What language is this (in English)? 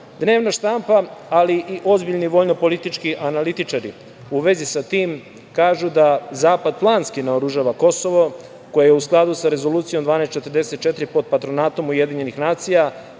Serbian